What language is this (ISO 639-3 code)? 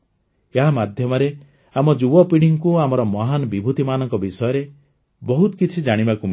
ori